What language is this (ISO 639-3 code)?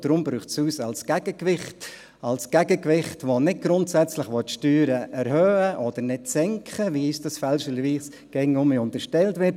gsw